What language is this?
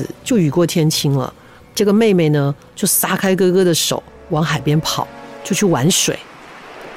Chinese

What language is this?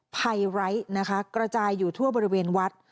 Thai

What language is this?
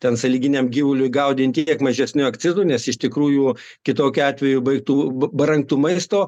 Lithuanian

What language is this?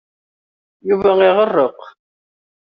Kabyle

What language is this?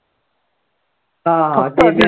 Marathi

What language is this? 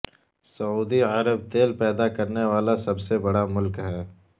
Urdu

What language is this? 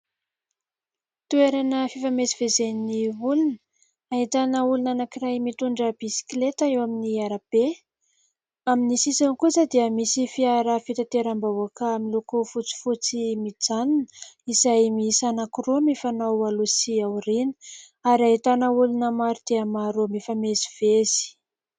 Malagasy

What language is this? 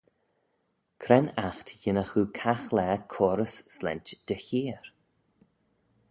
Manx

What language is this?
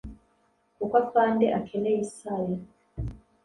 Kinyarwanda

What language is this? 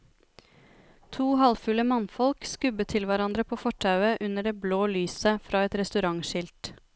Norwegian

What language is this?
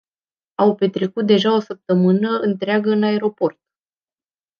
Romanian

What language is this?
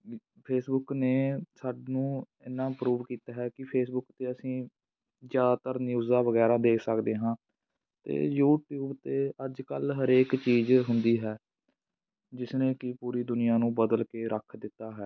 Punjabi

